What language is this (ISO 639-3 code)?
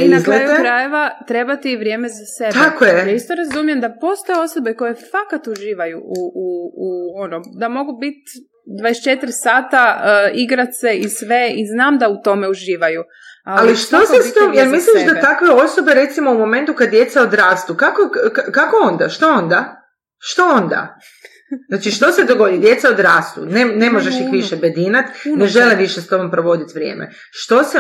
hrv